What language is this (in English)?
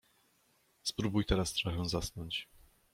Polish